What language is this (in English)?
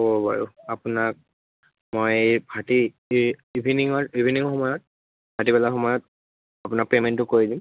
Assamese